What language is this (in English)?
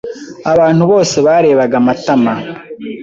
Kinyarwanda